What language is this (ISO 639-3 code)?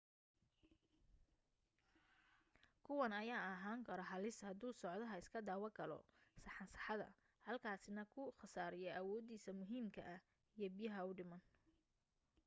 som